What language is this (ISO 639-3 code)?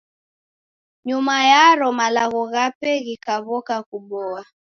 dav